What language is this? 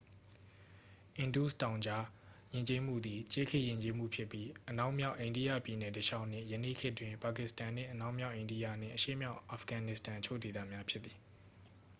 Burmese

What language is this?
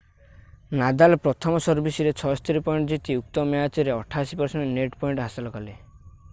Odia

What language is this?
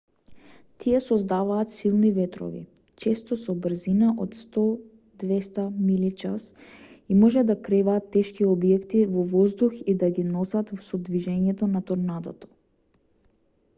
Macedonian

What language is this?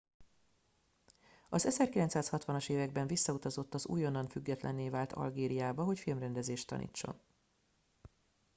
Hungarian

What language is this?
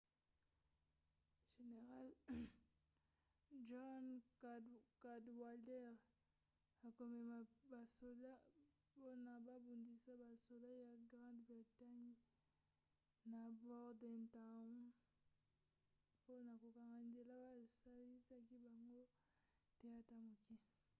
Lingala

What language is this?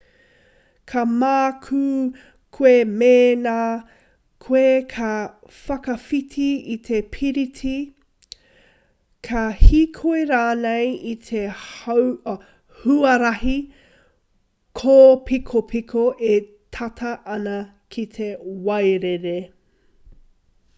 Māori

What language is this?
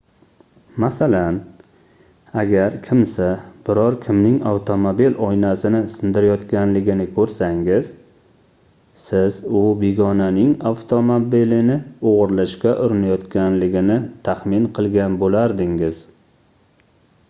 Uzbek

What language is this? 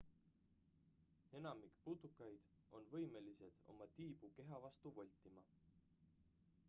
Estonian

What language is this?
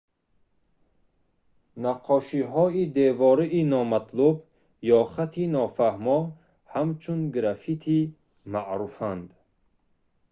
Tajik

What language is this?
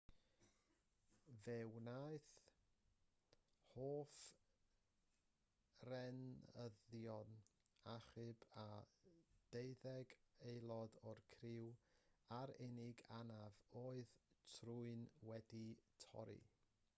Welsh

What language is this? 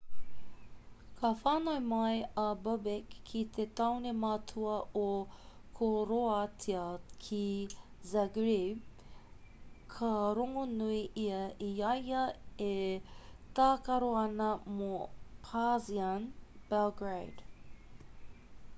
Māori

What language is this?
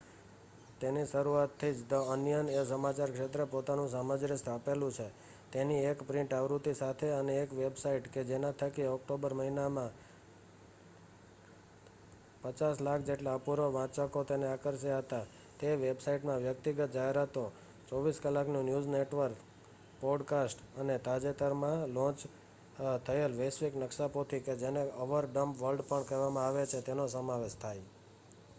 Gujarati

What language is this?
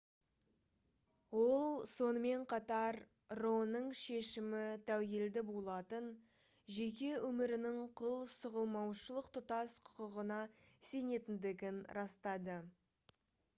Kazakh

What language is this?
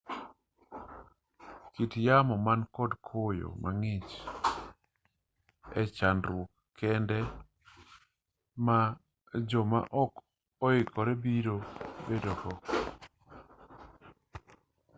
Luo (Kenya and Tanzania)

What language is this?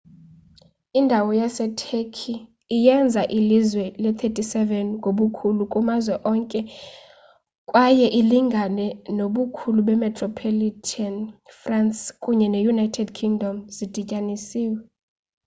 Xhosa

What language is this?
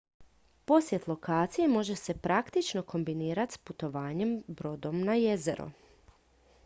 Croatian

